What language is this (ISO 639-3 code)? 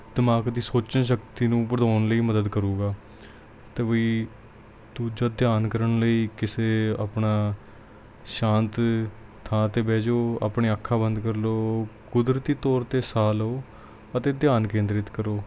pan